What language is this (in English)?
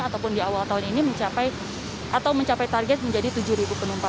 Indonesian